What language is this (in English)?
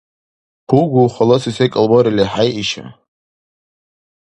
Dargwa